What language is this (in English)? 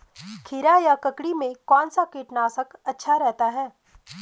Hindi